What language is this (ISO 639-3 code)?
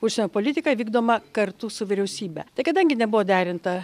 lit